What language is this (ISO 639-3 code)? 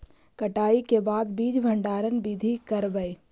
mag